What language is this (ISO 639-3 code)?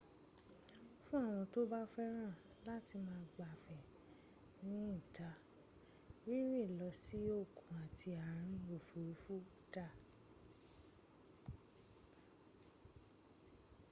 yor